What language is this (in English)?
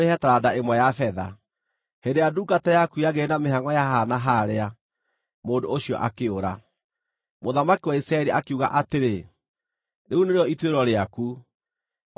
Kikuyu